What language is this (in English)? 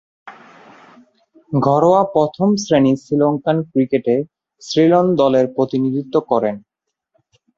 Bangla